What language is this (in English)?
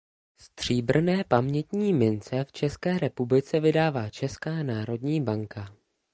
Czech